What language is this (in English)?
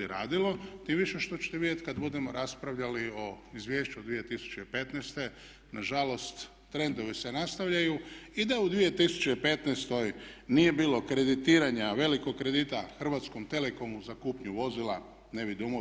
Croatian